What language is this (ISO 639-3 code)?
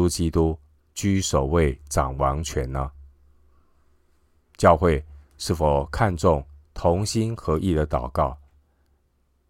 zho